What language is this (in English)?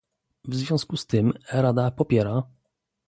Polish